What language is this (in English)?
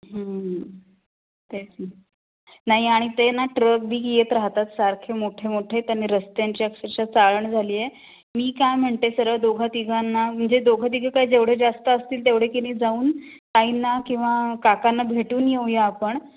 Marathi